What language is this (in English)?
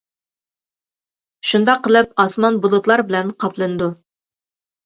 Uyghur